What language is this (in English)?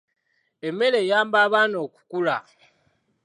Ganda